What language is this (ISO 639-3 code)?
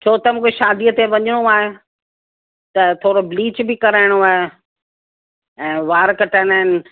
snd